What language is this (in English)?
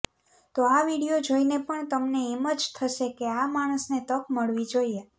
Gujarati